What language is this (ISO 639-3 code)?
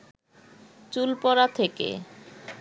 ben